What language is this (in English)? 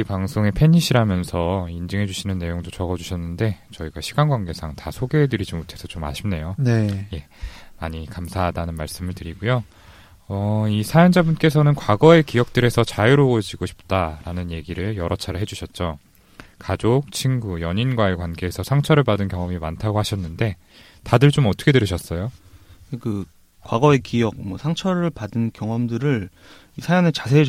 Korean